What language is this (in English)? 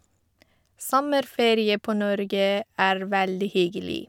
Norwegian